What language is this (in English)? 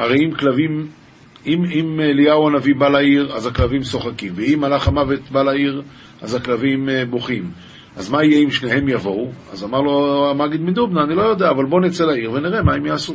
Hebrew